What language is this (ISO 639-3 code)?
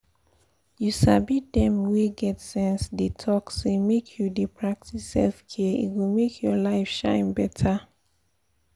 pcm